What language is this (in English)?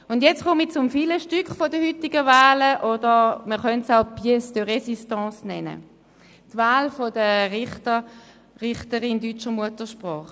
Swiss German